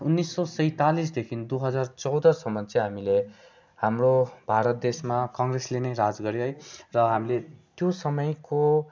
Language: Nepali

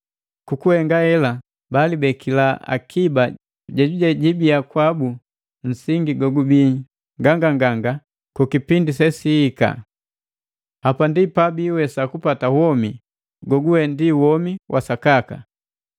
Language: Matengo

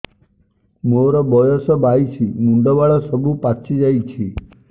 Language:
Odia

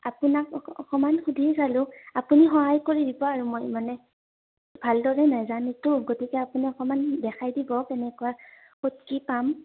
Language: Assamese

